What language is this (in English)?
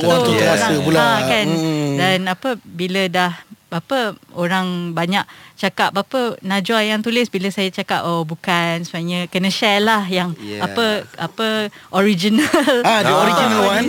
Malay